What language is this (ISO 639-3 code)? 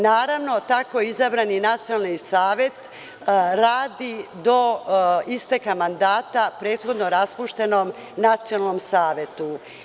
srp